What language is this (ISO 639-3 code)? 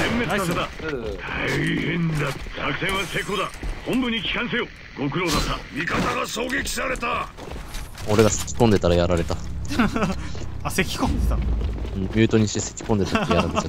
jpn